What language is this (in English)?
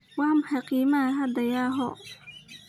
Somali